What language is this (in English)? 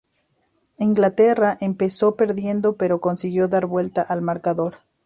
Spanish